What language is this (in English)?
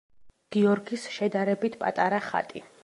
Georgian